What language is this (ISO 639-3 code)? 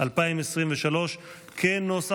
heb